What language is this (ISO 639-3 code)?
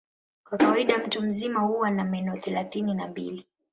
swa